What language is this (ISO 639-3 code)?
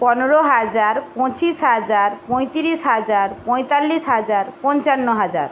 ben